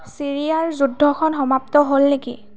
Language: Assamese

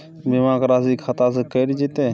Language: Maithili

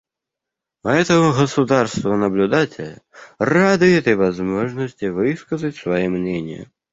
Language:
Russian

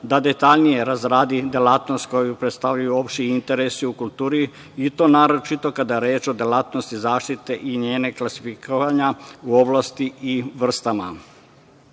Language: Serbian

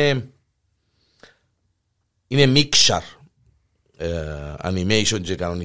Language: Greek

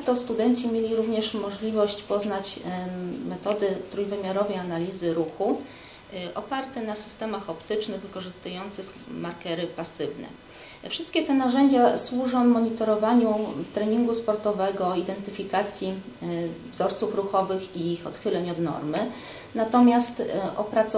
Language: Polish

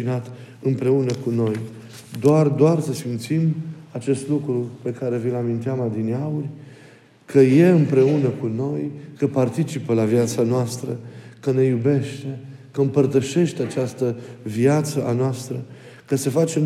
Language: Romanian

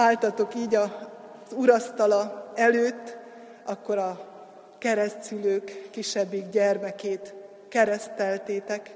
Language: Hungarian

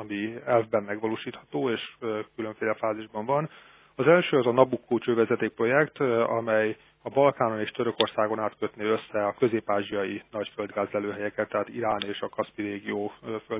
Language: Hungarian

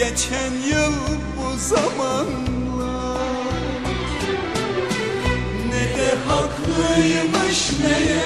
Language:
Turkish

